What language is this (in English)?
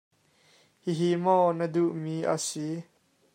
Hakha Chin